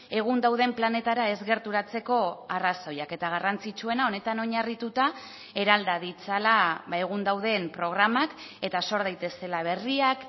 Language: Basque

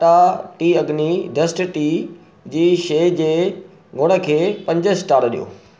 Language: Sindhi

